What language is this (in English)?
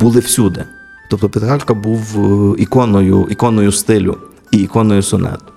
Ukrainian